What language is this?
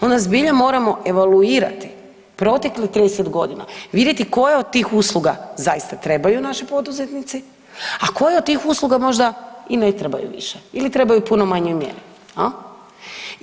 Croatian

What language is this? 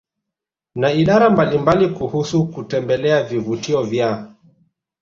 Swahili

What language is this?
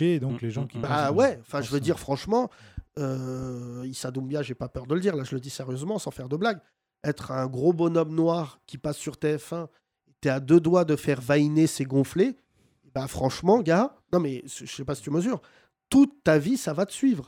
French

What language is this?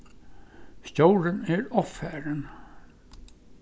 Faroese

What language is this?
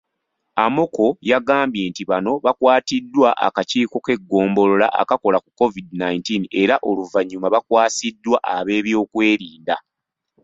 Ganda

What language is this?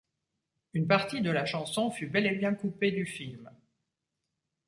French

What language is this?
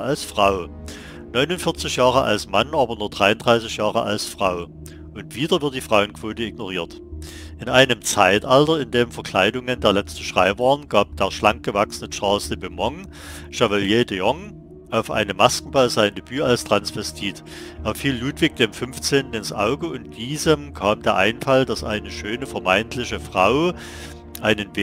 German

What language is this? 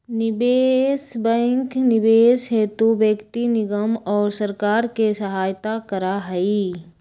Magahi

